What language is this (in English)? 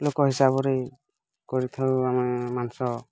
Odia